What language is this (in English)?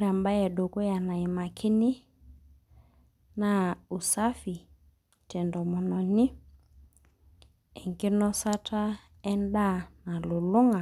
Masai